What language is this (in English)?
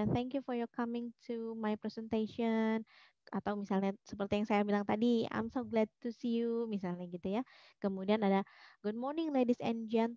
Indonesian